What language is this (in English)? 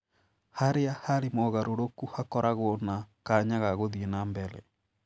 Kikuyu